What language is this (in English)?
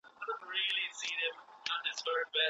Pashto